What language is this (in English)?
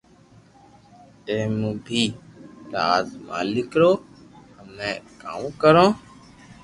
Loarki